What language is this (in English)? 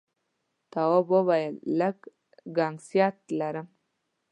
Pashto